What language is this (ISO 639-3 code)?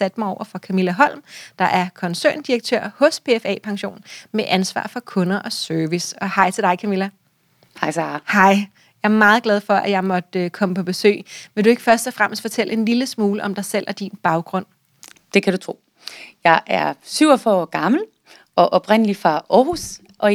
dan